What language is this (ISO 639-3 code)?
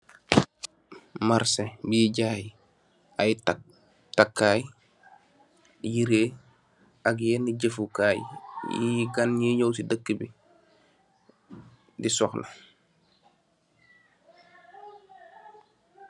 wol